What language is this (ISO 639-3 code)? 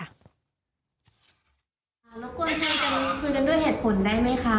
tha